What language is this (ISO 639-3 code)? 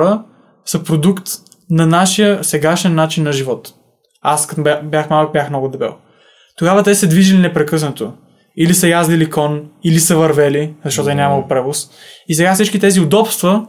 bul